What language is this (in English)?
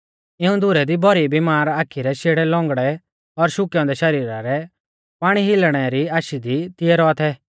Mahasu Pahari